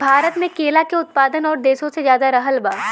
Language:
Bhojpuri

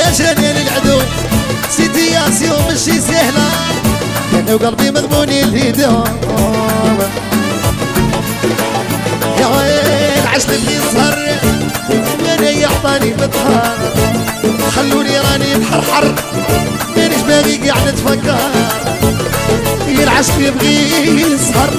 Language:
Arabic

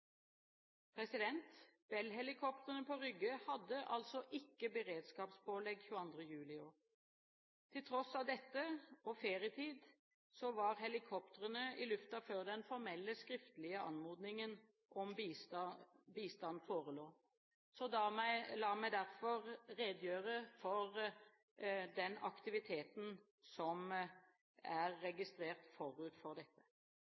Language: Norwegian Bokmål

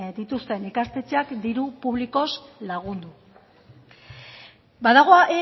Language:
Basque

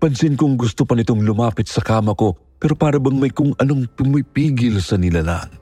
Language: Filipino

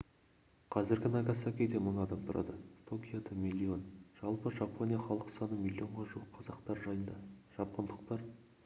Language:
Kazakh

